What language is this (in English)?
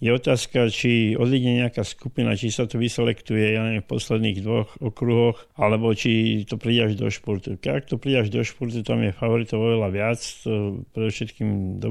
Slovak